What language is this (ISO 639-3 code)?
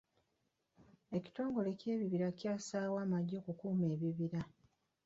lug